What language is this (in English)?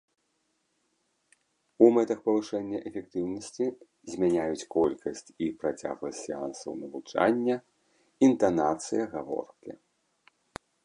Belarusian